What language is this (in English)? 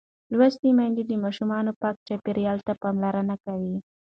Pashto